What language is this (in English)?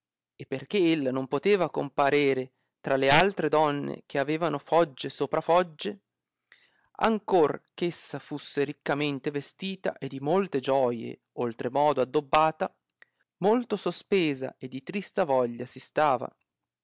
Italian